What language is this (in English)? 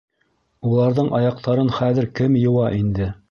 Bashkir